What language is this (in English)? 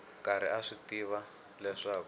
Tsonga